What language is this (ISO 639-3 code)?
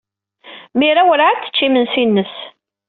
kab